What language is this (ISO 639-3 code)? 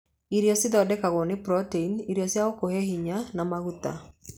kik